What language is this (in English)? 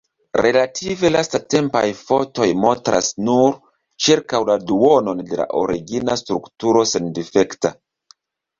Esperanto